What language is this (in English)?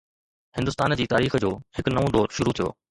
Sindhi